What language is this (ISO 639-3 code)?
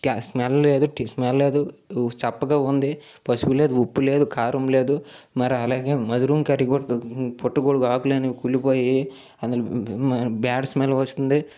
tel